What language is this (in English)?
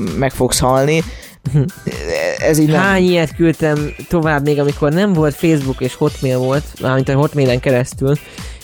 Hungarian